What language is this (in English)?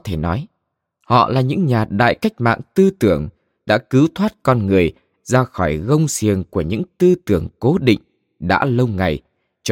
Vietnamese